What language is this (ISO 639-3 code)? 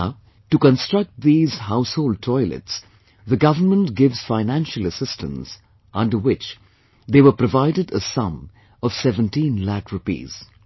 eng